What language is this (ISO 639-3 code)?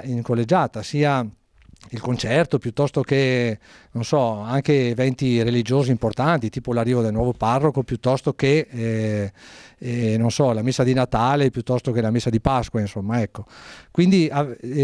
ita